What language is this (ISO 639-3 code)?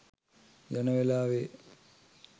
sin